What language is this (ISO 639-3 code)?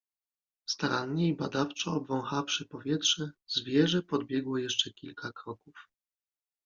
pol